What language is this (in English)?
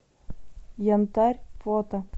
Russian